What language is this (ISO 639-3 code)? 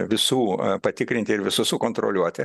lit